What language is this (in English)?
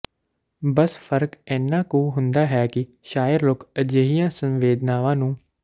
Punjabi